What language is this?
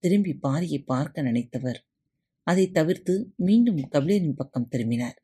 Tamil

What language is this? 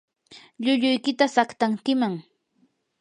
Yanahuanca Pasco Quechua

